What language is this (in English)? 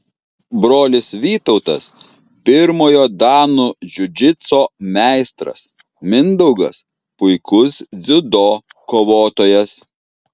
Lithuanian